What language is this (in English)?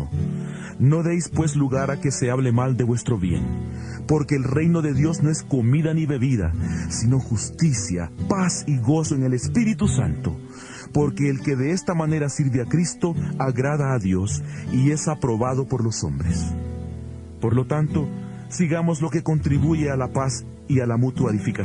Spanish